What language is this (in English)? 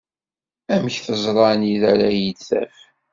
Kabyle